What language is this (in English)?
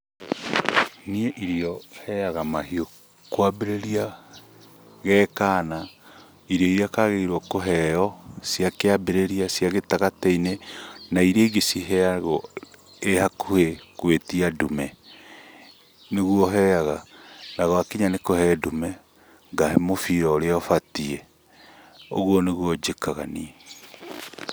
Kikuyu